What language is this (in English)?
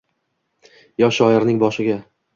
Uzbek